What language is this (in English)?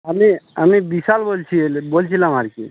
Bangla